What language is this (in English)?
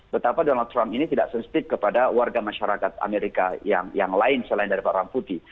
Indonesian